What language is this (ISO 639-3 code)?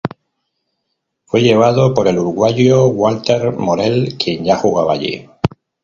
spa